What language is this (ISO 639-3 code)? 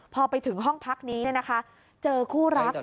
tha